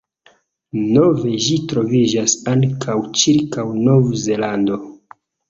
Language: Esperanto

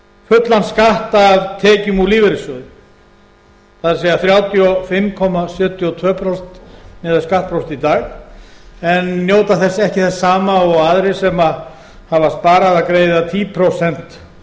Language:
Icelandic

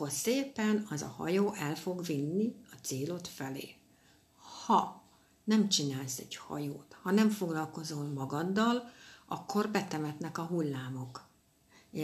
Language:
Hungarian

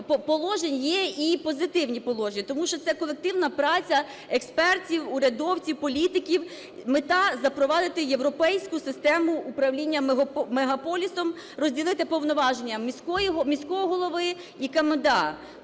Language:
Ukrainian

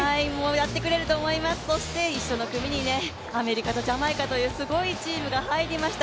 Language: Japanese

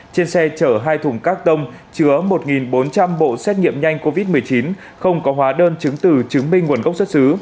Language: Vietnamese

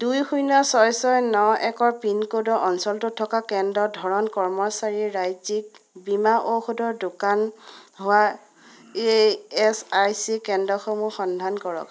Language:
Assamese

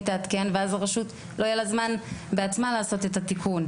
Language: Hebrew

